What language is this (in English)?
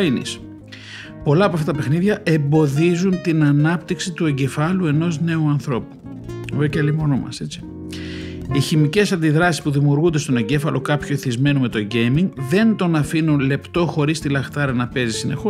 Greek